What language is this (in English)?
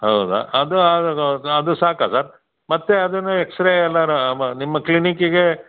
Kannada